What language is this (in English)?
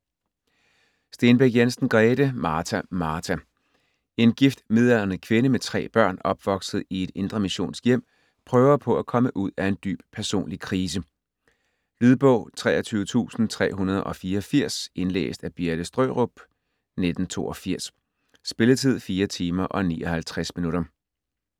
Danish